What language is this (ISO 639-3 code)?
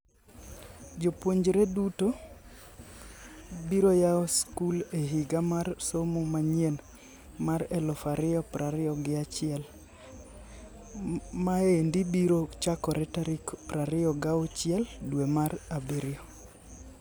luo